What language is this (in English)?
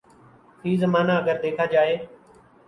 Urdu